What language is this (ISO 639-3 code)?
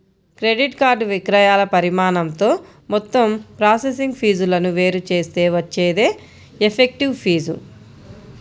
tel